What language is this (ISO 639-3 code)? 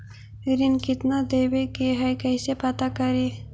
mag